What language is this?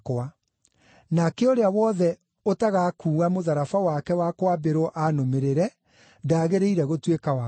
Kikuyu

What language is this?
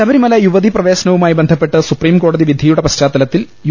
Malayalam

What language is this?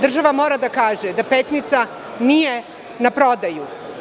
Serbian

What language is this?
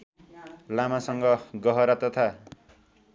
Nepali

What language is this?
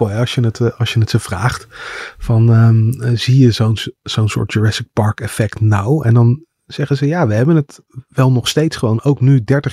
Dutch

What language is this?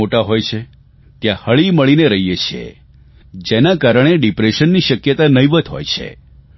Gujarati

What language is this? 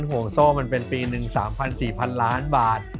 Thai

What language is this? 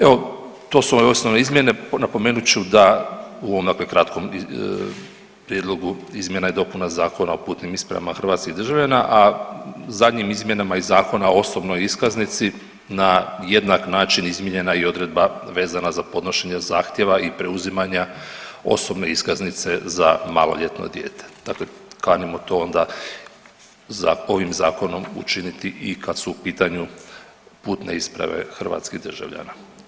Croatian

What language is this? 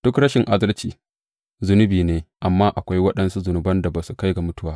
Hausa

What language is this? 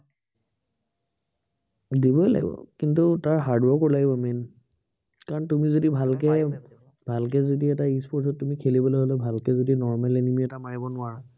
Assamese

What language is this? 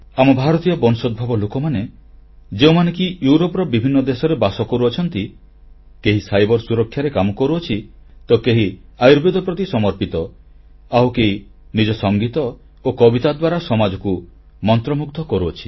Odia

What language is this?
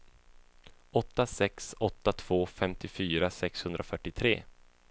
Swedish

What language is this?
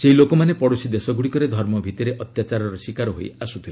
Odia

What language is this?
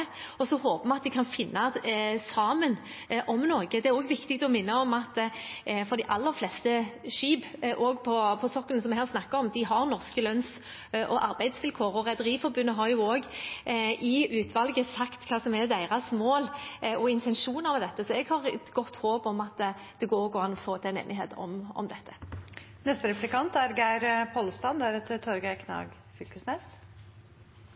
Norwegian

